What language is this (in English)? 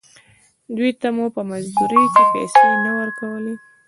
Pashto